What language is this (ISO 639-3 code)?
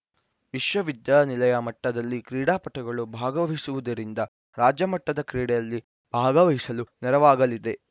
kan